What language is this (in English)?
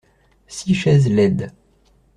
French